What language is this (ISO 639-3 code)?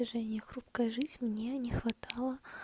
rus